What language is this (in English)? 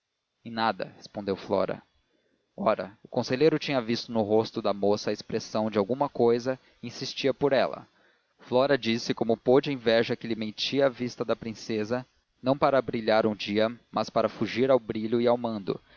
Portuguese